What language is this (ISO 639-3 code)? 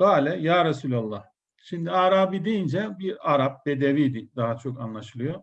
tur